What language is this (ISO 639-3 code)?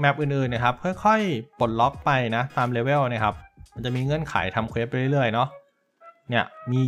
tha